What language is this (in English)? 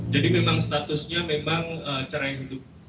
Indonesian